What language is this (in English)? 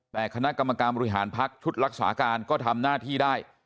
Thai